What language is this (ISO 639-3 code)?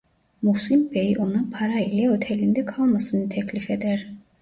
tur